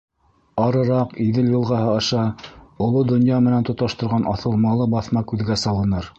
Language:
Bashkir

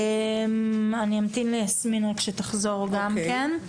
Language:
Hebrew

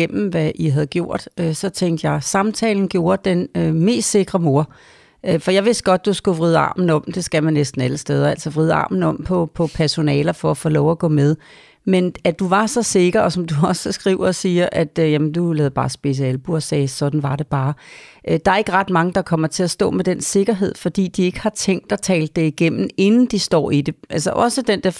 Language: Danish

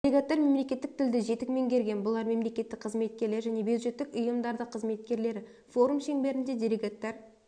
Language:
Kazakh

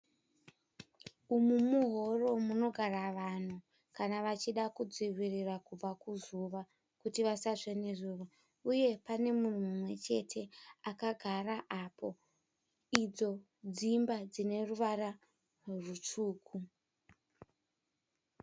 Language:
Shona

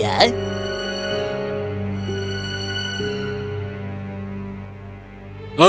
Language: Indonesian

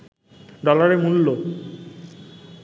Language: Bangla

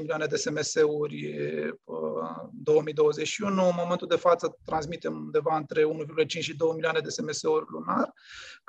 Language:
Romanian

